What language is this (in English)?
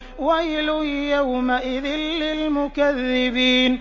Arabic